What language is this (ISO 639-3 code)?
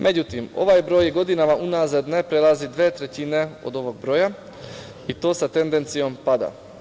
srp